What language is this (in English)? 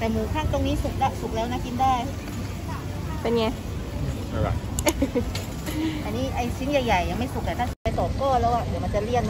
Thai